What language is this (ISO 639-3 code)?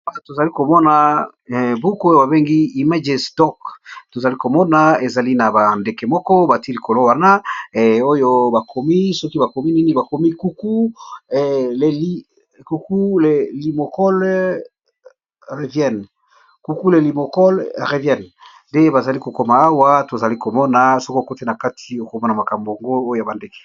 lin